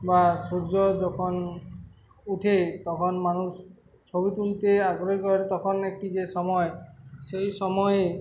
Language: Bangla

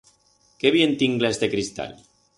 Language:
Aragonese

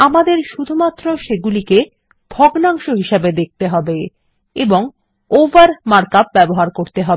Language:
Bangla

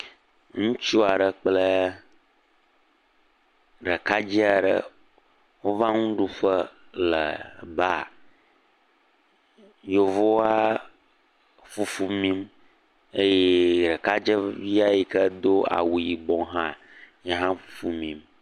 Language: Ewe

